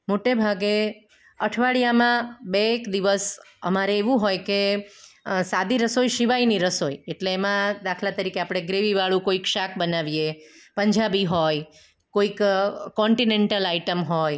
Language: Gujarati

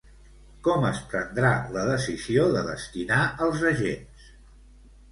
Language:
Catalan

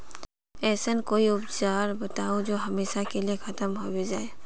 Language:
Magahi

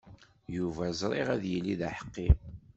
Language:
Kabyle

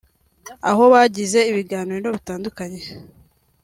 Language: Kinyarwanda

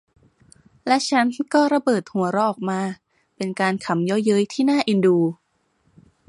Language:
Thai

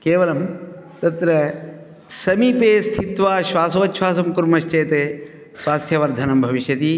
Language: Sanskrit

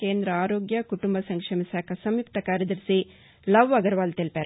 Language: Telugu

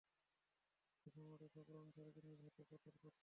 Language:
Bangla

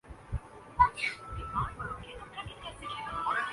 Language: Urdu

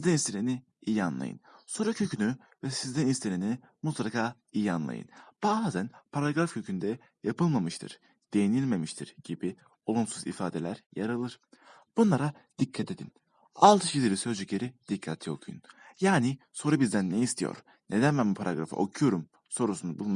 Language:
Turkish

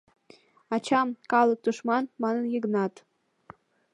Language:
Mari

